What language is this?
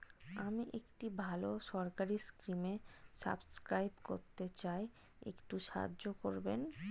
Bangla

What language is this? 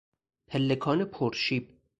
Persian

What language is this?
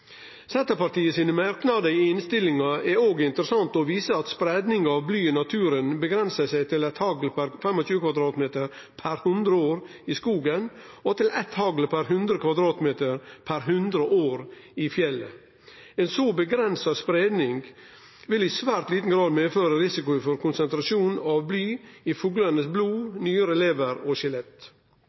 Norwegian Nynorsk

